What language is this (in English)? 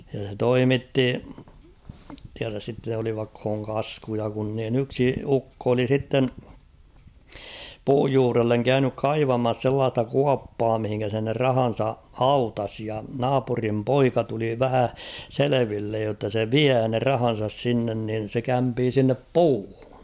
Finnish